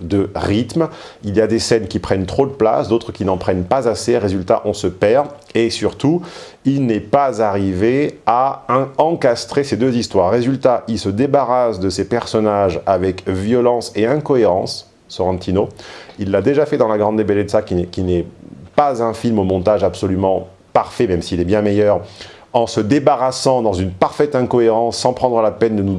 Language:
French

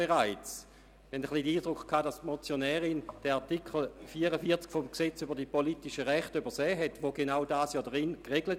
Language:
Swiss German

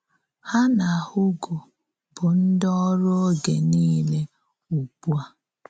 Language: Igbo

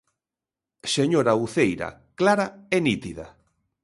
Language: Galician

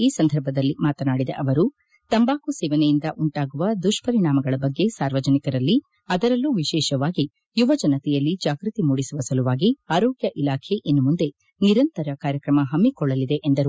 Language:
Kannada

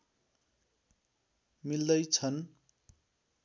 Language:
Nepali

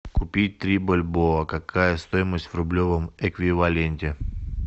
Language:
Russian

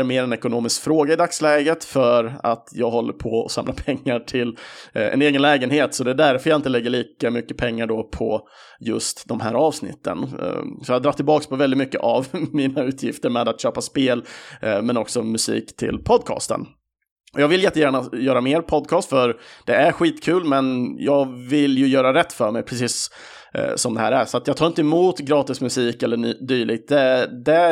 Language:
Swedish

